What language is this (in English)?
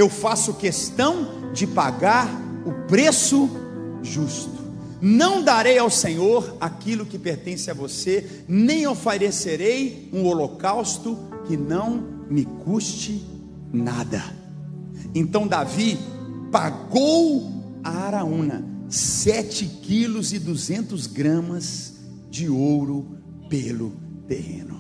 Portuguese